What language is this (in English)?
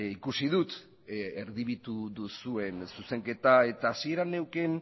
Basque